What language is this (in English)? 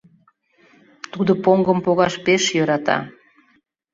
Mari